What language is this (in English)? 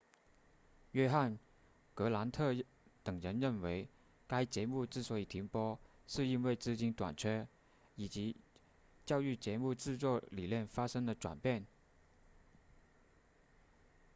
Chinese